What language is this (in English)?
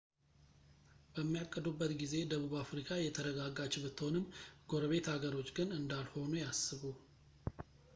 Amharic